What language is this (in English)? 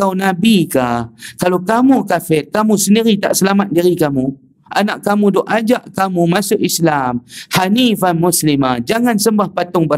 Malay